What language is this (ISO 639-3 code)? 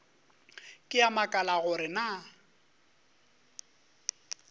nso